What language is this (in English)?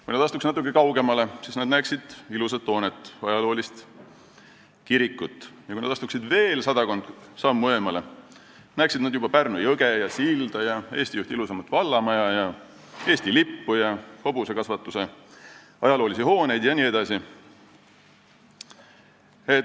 Estonian